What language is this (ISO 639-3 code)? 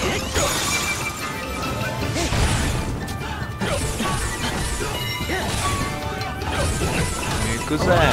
jpn